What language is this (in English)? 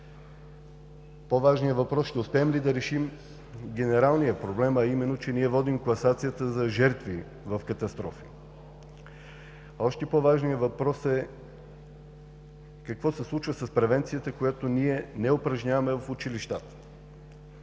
Bulgarian